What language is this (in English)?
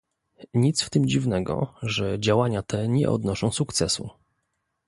Polish